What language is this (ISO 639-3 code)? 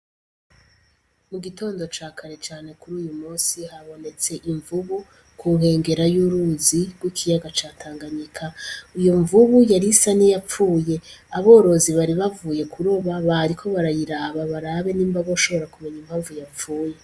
run